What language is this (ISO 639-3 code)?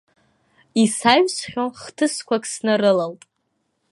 abk